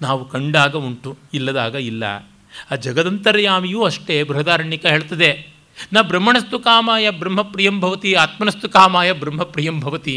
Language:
Kannada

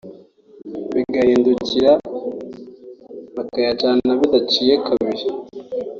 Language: Kinyarwanda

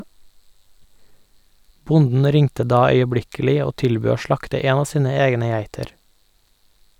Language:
Norwegian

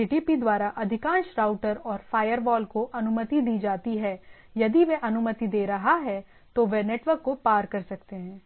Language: Hindi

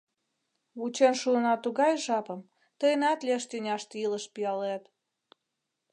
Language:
Mari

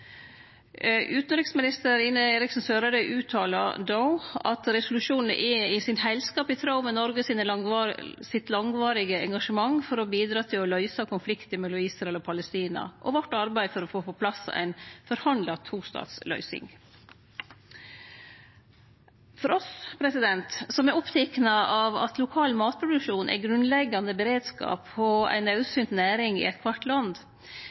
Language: Norwegian Nynorsk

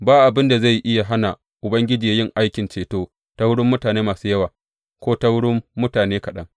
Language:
Hausa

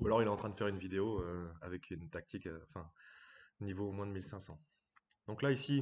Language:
French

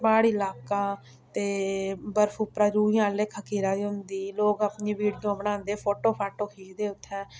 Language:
Dogri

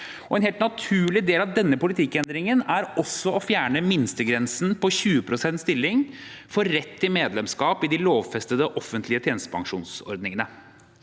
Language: Norwegian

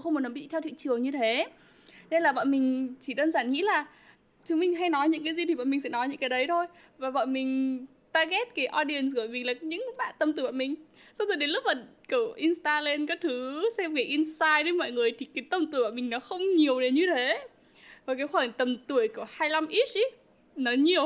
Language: Vietnamese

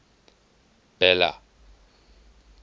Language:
English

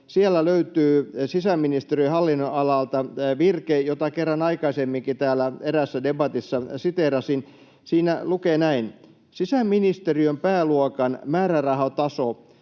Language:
Finnish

